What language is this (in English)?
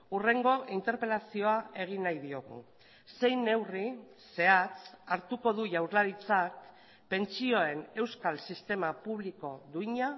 Basque